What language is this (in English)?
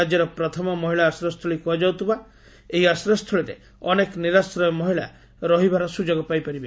Odia